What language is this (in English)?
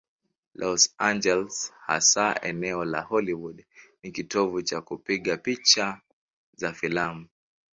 Swahili